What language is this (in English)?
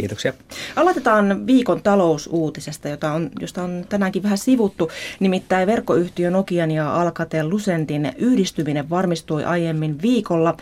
Finnish